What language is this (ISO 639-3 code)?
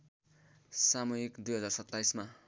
nep